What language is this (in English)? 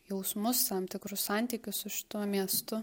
Lithuanian